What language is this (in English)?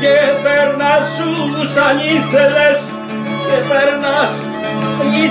Greek